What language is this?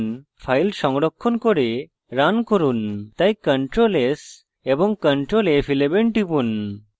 Bangla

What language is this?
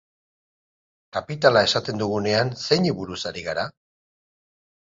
Basque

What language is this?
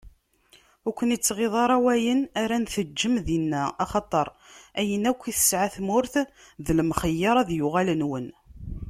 Kabyle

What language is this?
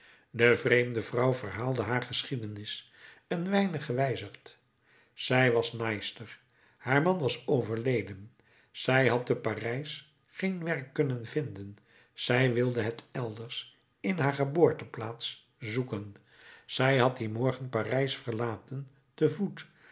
Dutch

